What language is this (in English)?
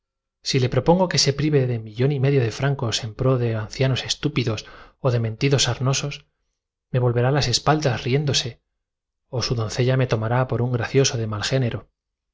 Spanish